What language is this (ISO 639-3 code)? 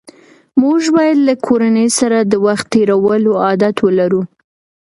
pus